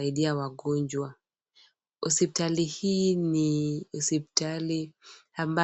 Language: Swahili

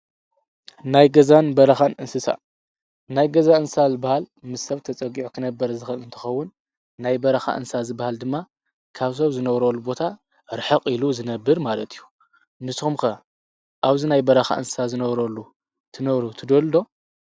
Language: Tigrinya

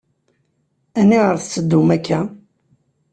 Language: Kabyle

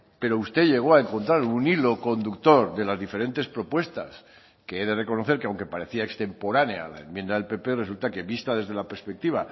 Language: Spanish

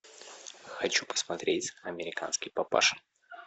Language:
Russian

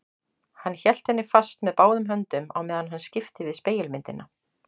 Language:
Icelandic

